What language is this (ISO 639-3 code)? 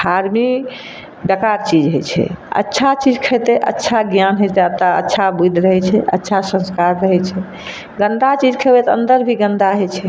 mai